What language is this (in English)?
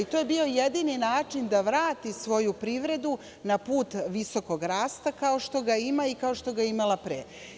Serbian